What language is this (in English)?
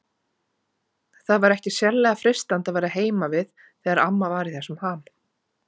Icelandic